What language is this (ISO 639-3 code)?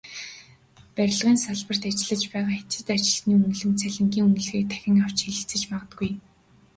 mon